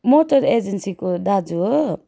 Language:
Nepali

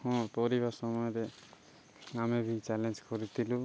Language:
Odia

